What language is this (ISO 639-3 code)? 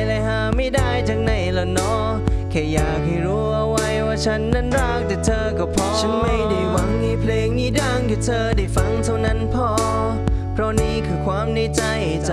tha